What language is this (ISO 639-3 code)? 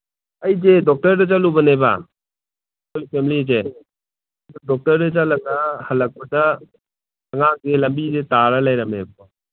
mni